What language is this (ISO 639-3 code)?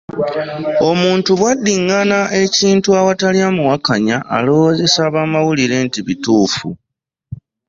lug